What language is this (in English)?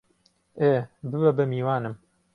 Central Kurdish